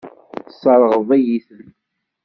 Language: Kabyle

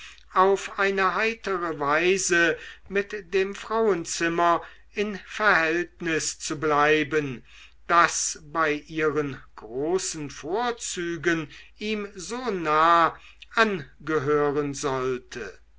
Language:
German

